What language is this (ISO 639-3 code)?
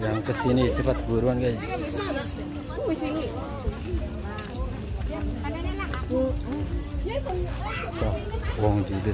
ind